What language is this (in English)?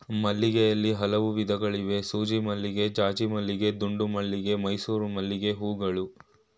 Kannada